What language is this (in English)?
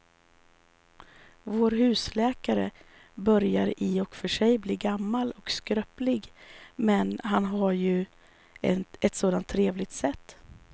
Swedish